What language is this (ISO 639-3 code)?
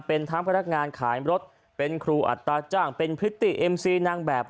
tha